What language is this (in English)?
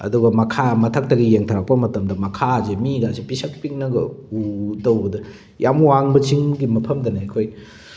Manipuri